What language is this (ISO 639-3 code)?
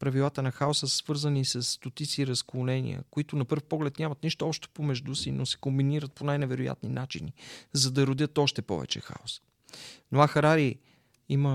bul